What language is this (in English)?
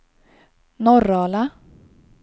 Swedish